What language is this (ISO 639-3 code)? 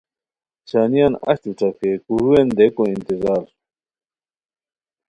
khw